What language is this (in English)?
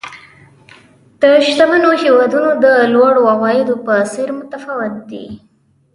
Pashto